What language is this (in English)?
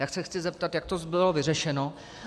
Czech